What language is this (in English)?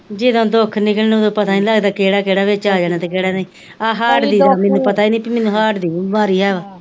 Punjabi